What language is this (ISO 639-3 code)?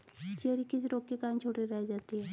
hin